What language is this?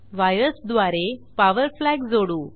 Marathi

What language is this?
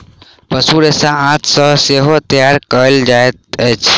Maithili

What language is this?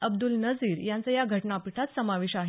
Marathi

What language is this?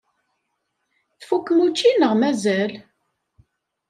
Kabyle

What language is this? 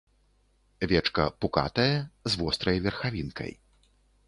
Belarusian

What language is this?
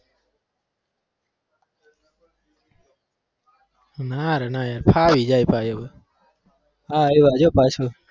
Gujarati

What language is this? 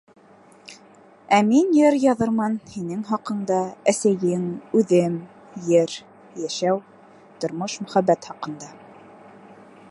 Bashkir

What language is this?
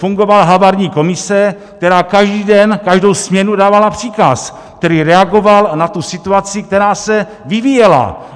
Czech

